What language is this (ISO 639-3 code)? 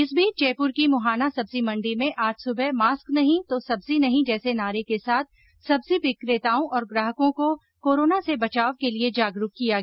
hin